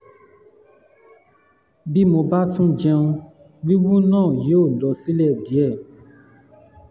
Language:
Yoruba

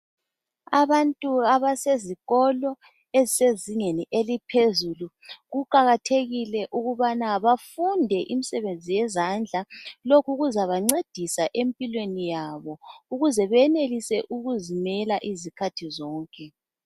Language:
North Ndebele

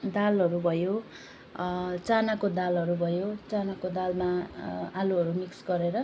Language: Nepali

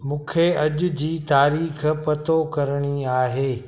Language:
Sindhi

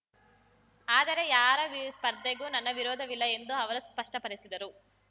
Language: Kannada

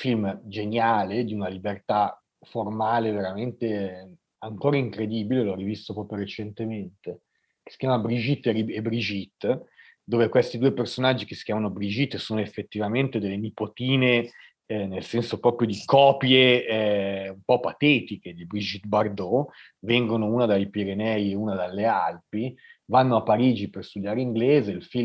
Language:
Italian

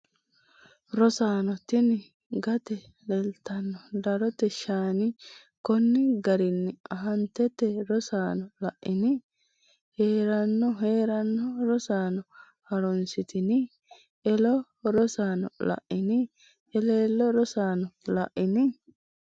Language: Sidamo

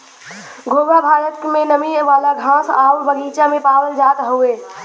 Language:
Bhojpuri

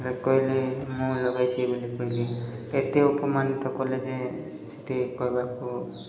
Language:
Odia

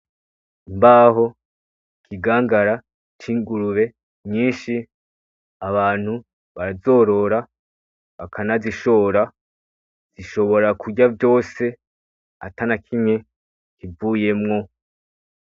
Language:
Rundi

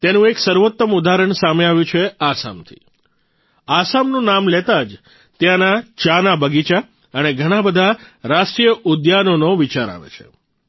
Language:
Gujarati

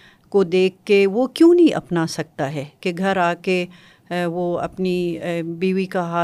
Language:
Urdu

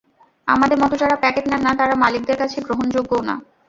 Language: Bangla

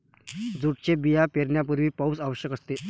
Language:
Marathi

